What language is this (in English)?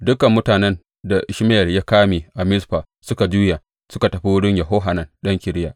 Hausa